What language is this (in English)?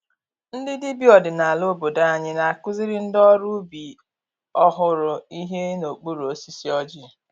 Igbo